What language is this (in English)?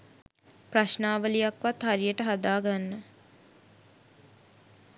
Sinhala